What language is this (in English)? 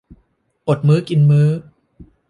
Thai